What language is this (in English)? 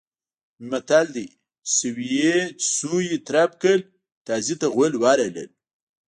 Pashto